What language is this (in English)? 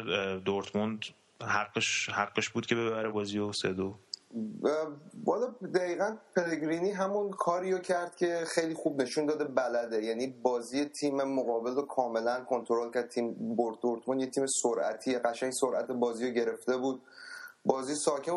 Persian